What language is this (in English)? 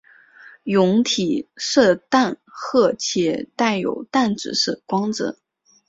Chinese